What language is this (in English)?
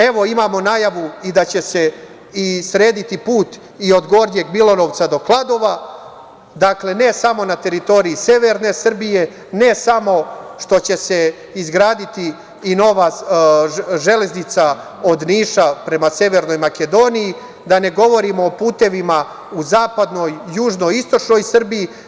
Serbian